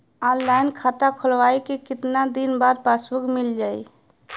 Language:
Bhojpuri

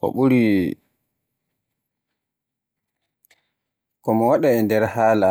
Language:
Borgu Fulfulde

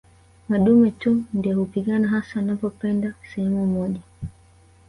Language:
Swahili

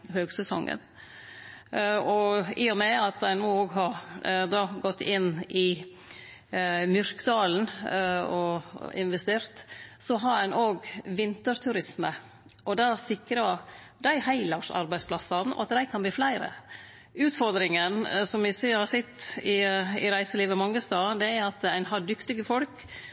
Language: Norwegian Nynorsk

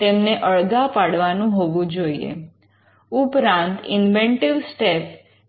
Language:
Gujarati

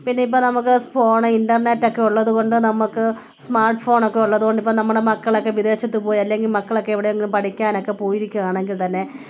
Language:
Malayalam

